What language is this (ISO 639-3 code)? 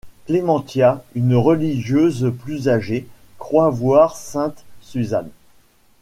fra